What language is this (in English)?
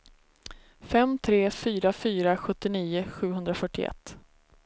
Swedish